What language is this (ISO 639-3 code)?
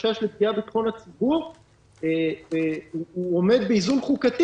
heb